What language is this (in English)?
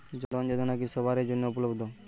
Bangla